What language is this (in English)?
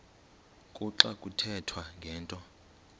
Xhosa